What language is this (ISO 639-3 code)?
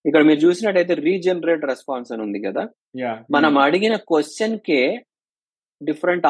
tel